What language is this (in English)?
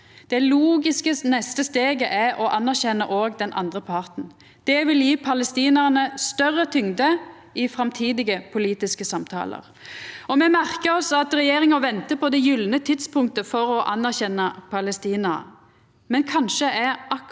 Norwegian